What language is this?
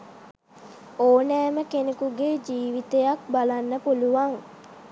Sinhala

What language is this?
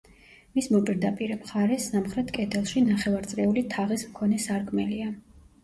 Georgian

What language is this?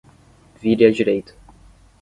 Portuguese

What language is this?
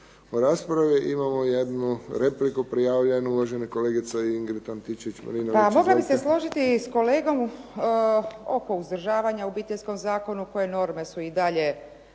Croatian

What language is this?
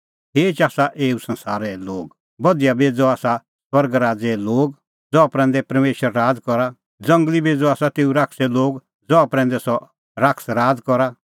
Kullu Pahari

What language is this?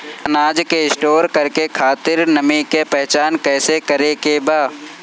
Bhojpuri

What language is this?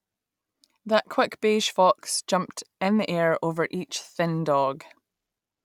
English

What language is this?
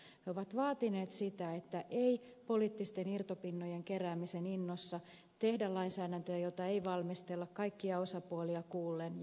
Finnish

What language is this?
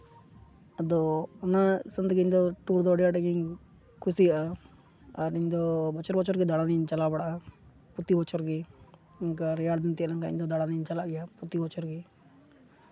Santali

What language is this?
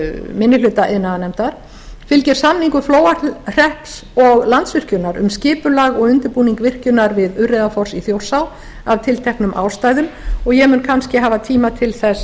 Icelandic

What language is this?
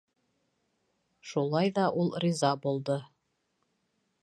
Bashkir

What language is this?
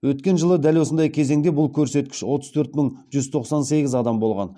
Kazakh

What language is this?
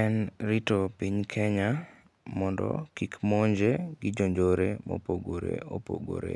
Luo (Kenya and Tanzania)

